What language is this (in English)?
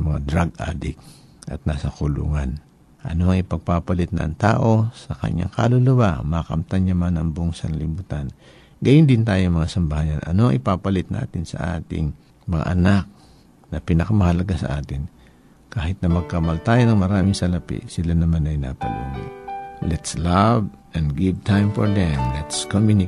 Filipino